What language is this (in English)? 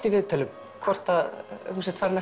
Icelandic